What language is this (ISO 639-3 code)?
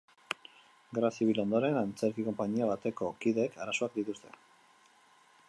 eus